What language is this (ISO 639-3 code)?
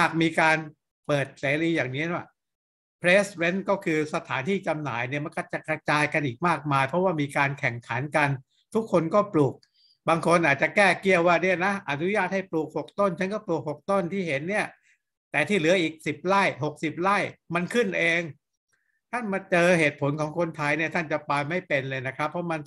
tha